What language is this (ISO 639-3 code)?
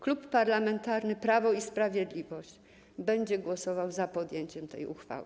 pol